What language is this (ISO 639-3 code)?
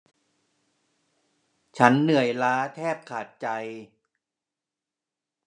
tha